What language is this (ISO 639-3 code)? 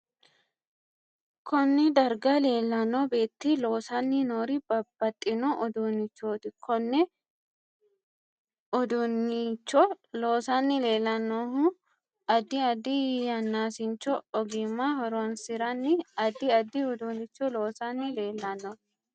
sid